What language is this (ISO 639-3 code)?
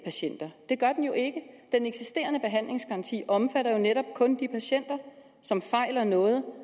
dan